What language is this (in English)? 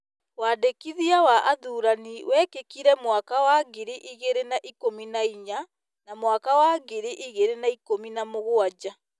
Kikuyu